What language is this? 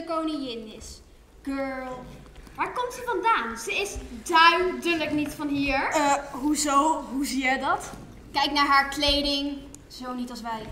Dutch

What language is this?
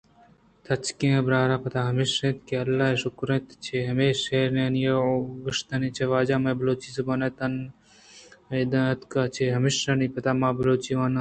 Eastern Balochi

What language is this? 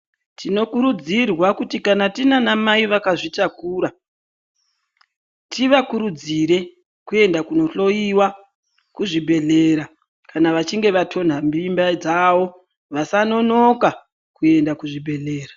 Ndau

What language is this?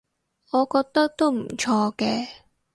Cantonese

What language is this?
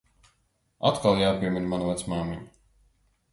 Latvian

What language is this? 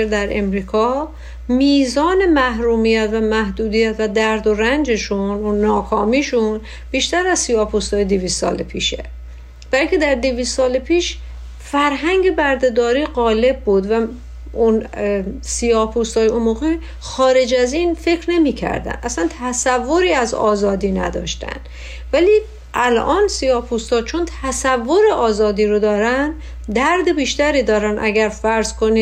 Persian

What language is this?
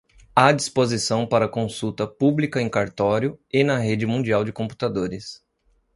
Portuguese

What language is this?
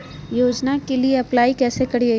Magahi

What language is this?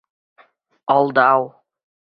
Bashkir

